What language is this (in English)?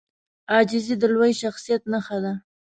Pashto